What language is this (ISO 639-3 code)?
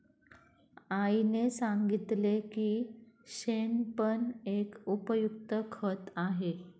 mar